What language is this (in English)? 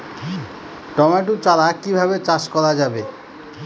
Bangla